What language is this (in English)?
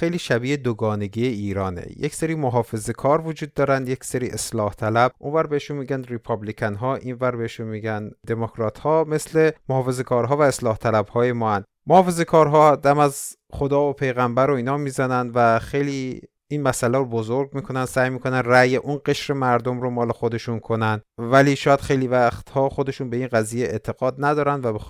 Persian